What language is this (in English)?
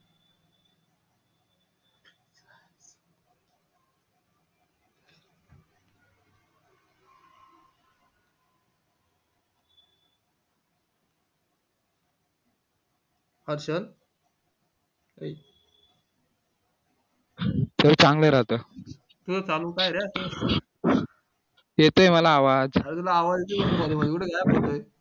Marathi